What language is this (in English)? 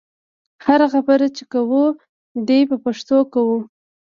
Pashto